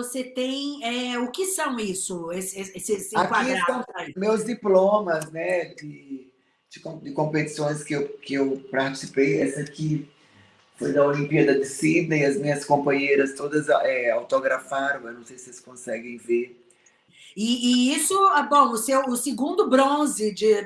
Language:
Portuguese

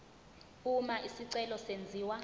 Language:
Zulu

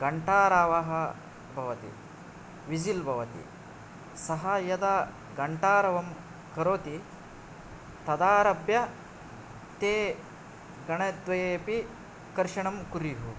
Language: Sanskrit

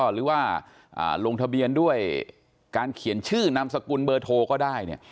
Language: Thai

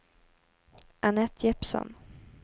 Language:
Swedish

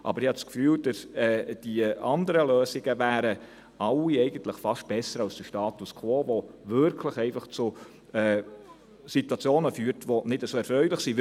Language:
Swiss German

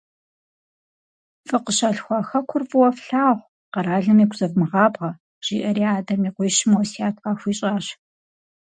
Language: Kabardian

